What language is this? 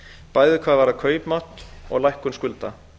Icelandic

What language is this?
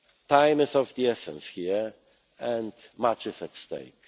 English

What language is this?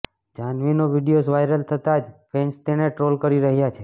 Gujarati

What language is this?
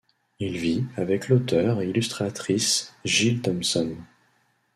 French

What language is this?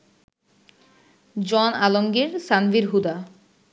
Bangla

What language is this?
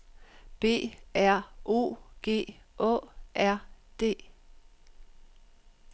Danish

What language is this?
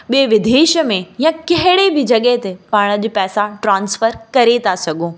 Sindhi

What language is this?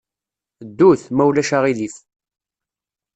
Kabyle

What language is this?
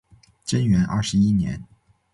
Chinese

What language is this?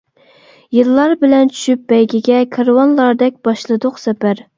Uyghur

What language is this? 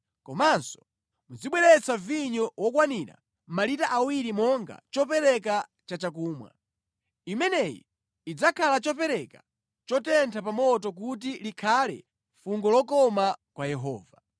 Nyanja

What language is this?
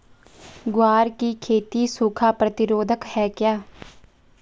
Hindi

